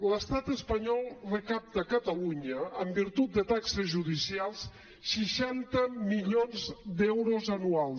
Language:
Catalan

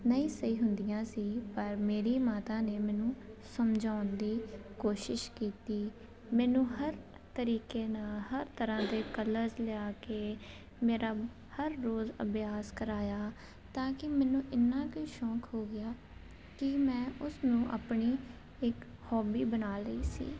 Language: Punjabi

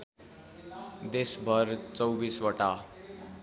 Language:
Nepali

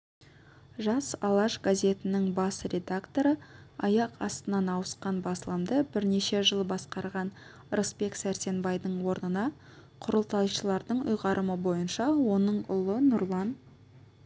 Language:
Kazakh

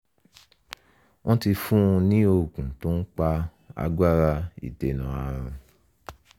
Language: Yoruba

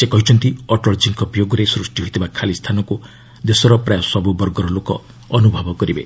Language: Odia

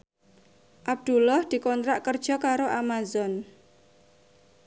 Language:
Javanese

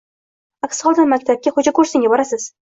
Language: Uzbek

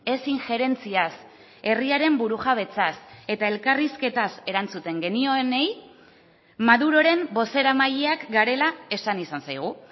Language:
Basque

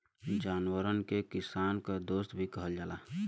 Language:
Bhojpuri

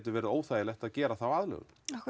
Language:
Icelandic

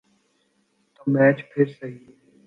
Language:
Urdu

